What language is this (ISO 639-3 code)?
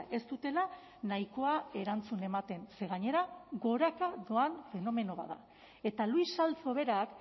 eus